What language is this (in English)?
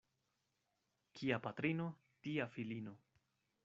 Esperanto